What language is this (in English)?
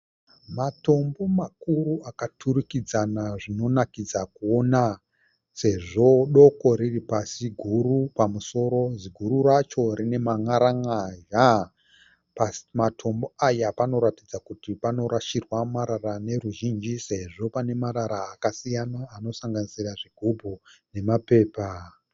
Shona